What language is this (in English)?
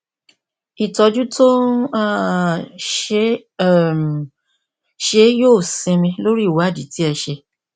Yoruba